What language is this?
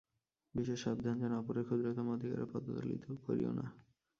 Bangla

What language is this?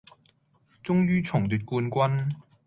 Cantonese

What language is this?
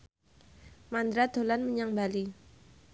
Javanese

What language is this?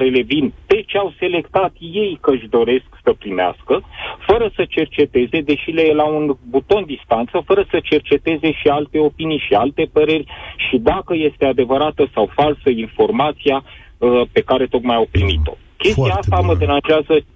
Romanian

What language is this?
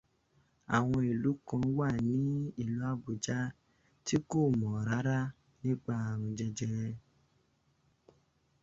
Yoruba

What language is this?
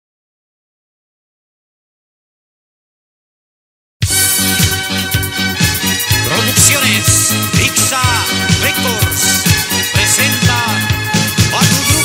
Romanian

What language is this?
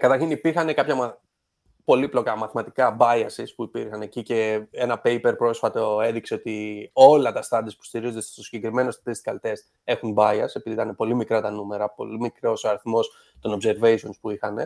Greek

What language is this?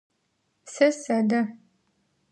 Adyghe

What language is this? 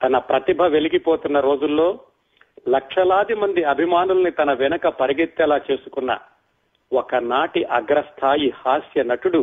Telugu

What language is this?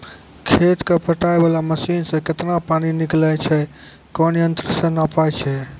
Maithili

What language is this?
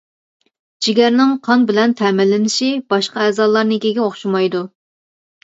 Uyghur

